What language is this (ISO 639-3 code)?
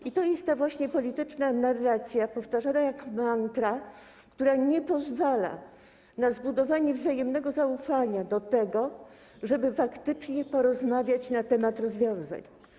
pol